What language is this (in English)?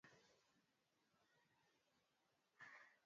Swahili